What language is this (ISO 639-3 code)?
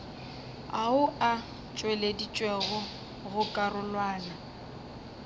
nso